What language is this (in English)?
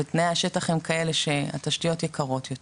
Hebrew